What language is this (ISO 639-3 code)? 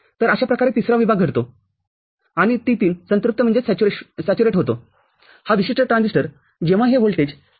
mar